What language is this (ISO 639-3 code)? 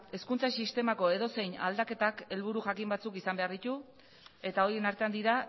eus